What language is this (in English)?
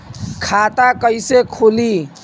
Bhojpuri